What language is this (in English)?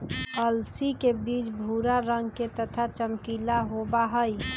Magahi